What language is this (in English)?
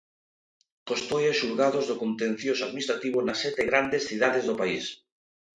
Galician